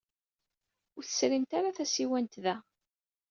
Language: Kabyle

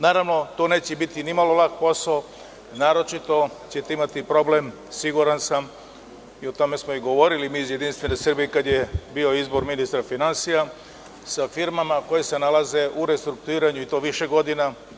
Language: Serbian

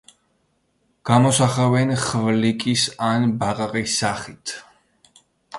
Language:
Georgian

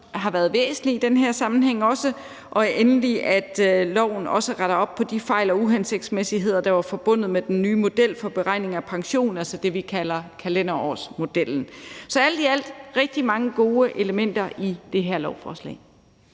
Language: Danish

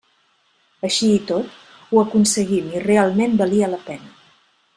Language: Catalan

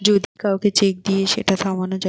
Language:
Bangla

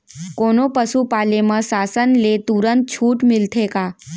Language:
Chhattisgarhi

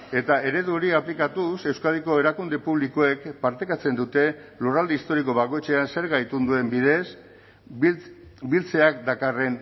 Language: Basque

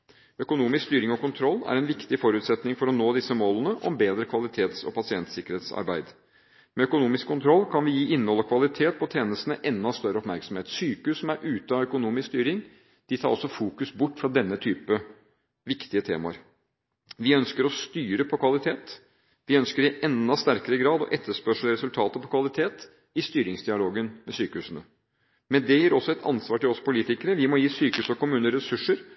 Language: Norwegian Bokmål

